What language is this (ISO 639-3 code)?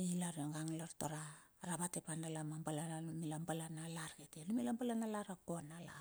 bxf